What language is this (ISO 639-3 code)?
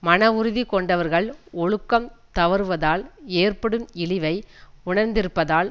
tam